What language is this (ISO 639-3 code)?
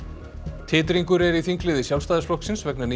isl